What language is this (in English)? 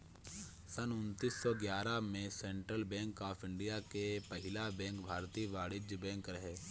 Bhojpuri